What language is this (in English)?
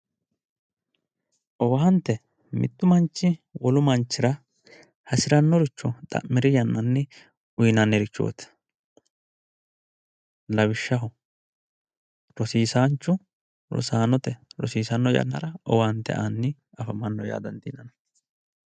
Sidamo